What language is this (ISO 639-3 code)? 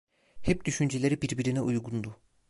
tur